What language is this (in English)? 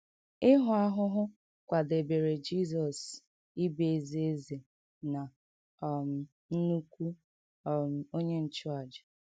Igbo